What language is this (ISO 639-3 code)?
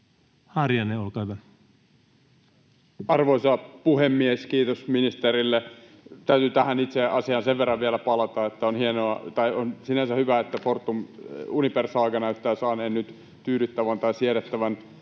fin